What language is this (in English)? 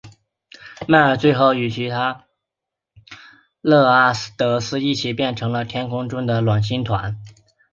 Chinese